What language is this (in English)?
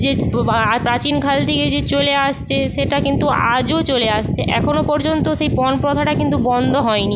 Bangla